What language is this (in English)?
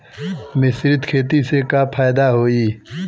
Bhojpuri